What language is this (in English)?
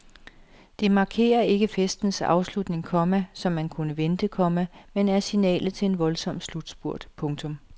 Danish